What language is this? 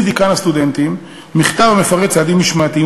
Hebrew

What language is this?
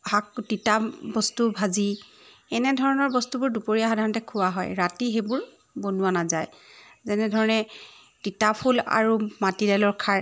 Assamese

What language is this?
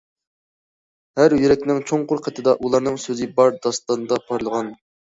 Uyghur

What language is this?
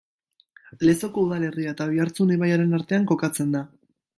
Basque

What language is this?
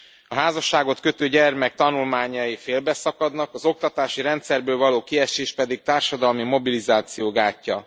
Hungarian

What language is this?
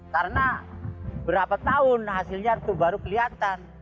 Indonesian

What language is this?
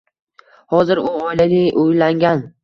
Uzbek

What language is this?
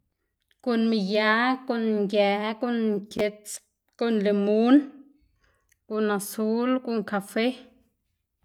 Xanaguía Zapotec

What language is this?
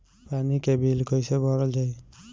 Bhojpuri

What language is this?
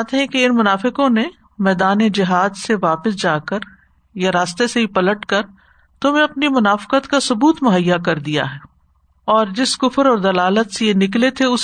Urdu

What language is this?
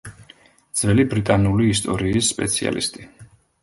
Georgian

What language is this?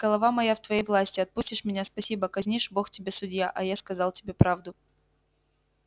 Russian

